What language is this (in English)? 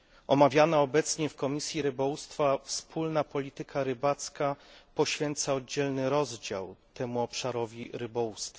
Polish